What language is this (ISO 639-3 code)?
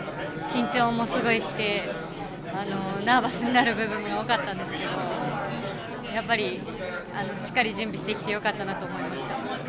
jpn